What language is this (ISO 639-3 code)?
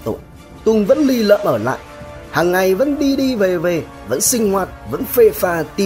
vie